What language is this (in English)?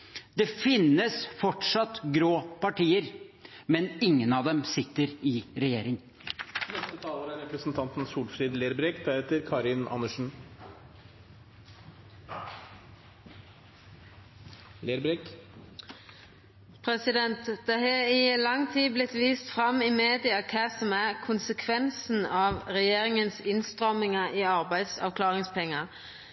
Norwegian